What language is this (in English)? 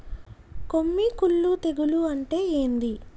Telugu